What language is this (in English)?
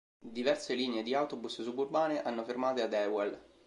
Italian